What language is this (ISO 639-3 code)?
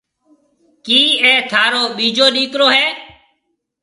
mve